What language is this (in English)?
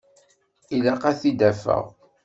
Kabyle